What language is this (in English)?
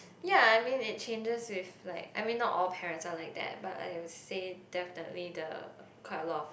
English